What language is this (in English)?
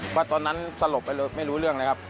Thai